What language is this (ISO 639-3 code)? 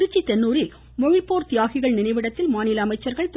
tam